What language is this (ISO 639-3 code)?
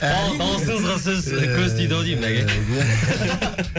kaz